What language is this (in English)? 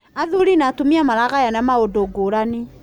Kikuyu